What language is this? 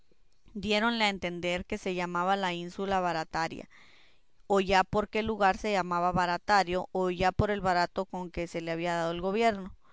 Spanish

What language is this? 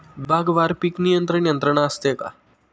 Marathi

